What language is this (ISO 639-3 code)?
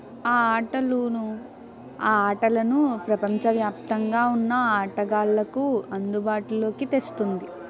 tel